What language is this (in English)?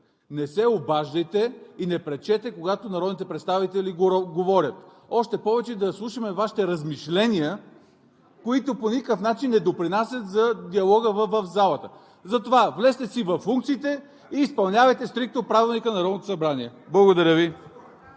Bulgarian